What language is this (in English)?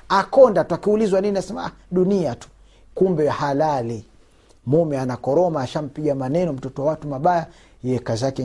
Swahili